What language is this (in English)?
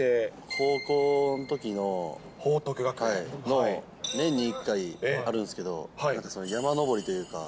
Japanese